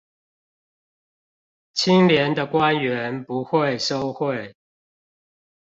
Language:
Chinese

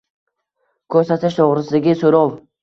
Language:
Uzbek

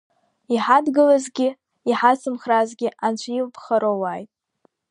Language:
Abkhazian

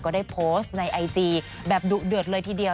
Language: Thai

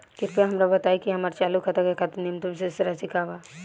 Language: Bhojpuri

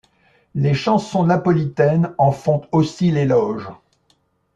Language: French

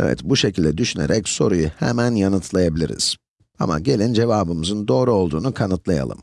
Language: Turkish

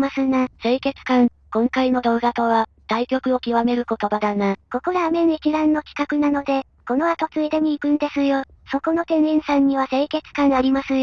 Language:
Japanese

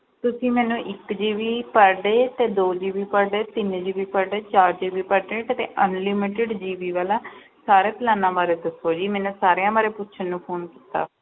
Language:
Punjabi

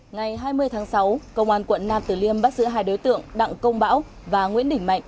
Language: Vietnamese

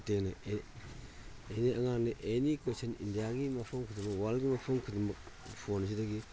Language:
Manipuri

